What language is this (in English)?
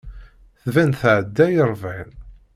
Kabyle